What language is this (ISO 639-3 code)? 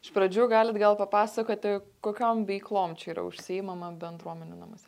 lit